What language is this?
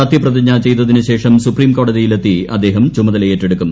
Malayalam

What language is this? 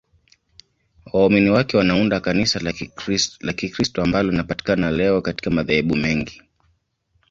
Swahili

